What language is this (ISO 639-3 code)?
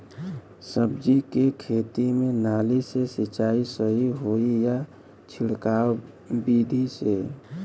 bho